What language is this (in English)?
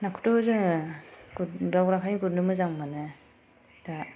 Bodo